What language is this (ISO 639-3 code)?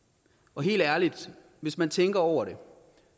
dan